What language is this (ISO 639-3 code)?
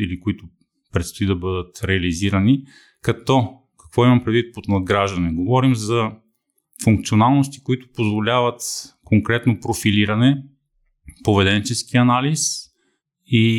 bul